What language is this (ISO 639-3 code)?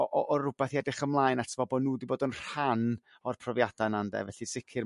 cym